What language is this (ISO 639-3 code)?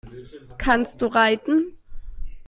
deu